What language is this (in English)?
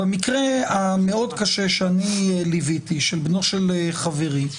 Hebrew